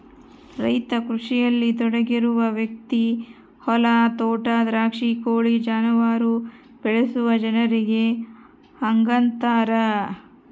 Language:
Kannada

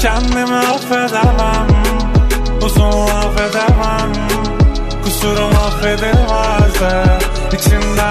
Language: Turkish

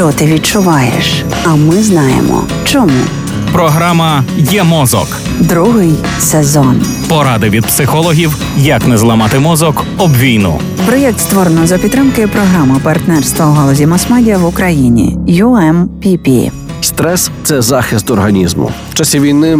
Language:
Ukrainian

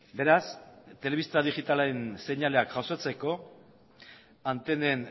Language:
Basque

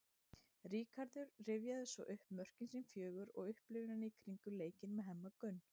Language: Icelandic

